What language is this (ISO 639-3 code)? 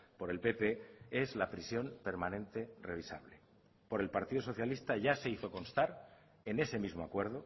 spa